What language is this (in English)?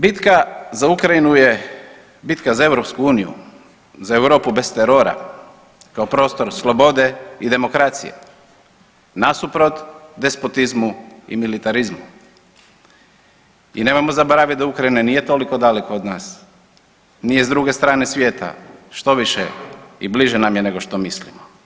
Croatian